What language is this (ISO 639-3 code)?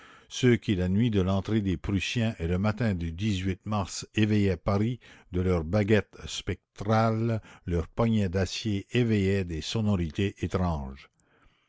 fra